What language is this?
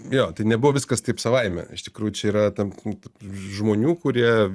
Lithuanian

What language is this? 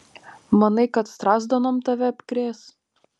Lithuanian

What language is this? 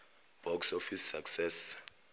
Zulu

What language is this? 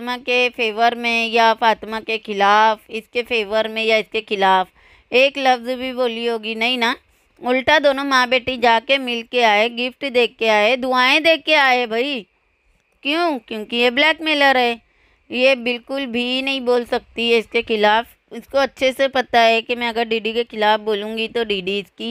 Hindi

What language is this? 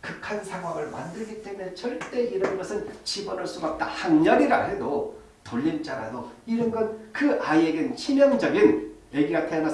Korean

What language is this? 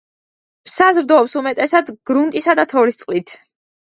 Georgian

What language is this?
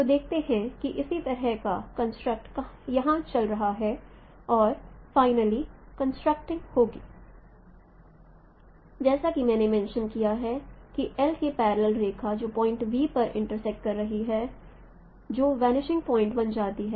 Hindi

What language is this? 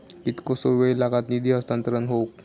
Marathi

